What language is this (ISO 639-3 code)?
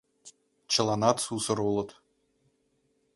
chm